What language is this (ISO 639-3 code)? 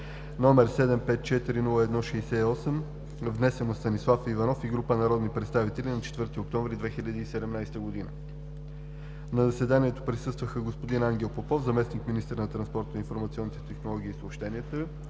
bul